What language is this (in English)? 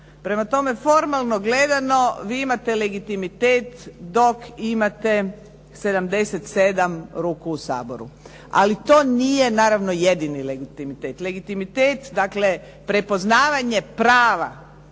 Croatian